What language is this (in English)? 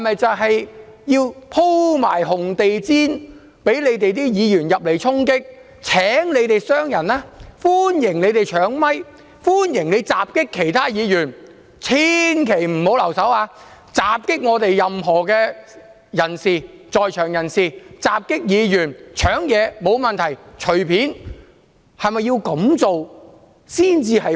Cantonese